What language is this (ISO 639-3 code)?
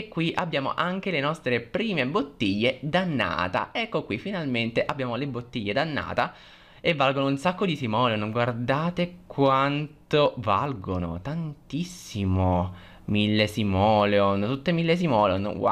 ita